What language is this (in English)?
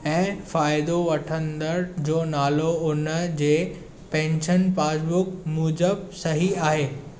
Sindhi